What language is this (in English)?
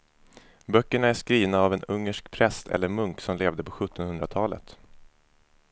Swedish